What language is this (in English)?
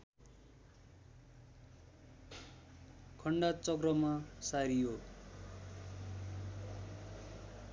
Nepali